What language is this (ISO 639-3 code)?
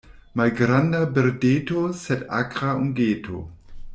epo